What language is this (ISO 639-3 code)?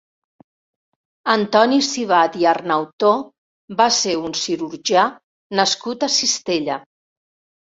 cat